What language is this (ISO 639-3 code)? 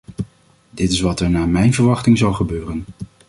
nld